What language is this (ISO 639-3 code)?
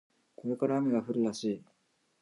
jpn